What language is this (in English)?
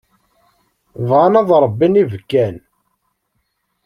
Kabyle